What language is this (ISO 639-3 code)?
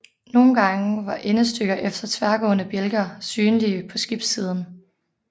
dan